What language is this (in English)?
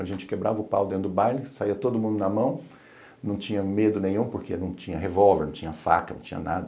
Portuguese